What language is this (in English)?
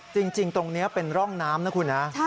Thai